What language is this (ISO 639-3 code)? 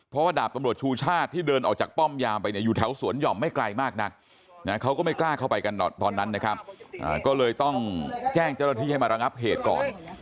tha